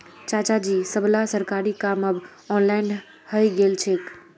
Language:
Magahi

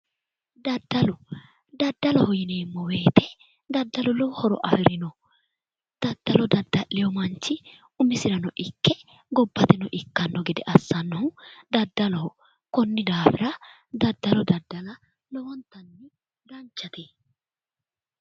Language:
Sidamo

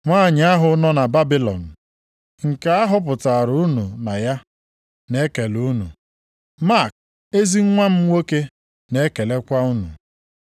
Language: Igbo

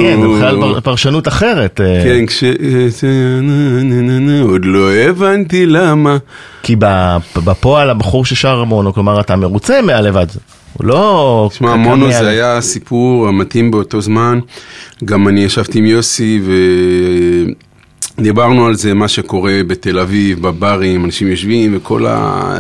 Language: Hebrew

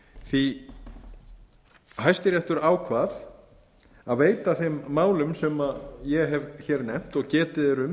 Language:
Icelandic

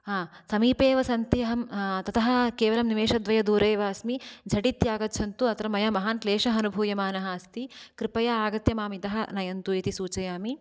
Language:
Sanskrit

